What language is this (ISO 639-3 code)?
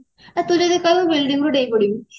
ori